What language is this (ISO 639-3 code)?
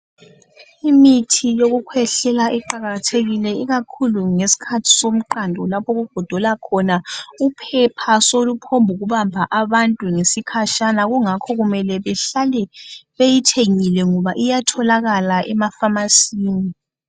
nde